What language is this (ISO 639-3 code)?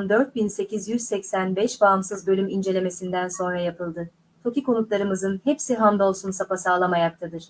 tur